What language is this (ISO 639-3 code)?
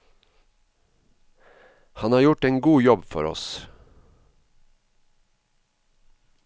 nor